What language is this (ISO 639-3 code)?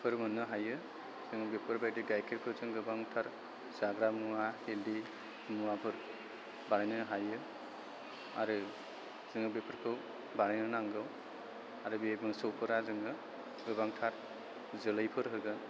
brx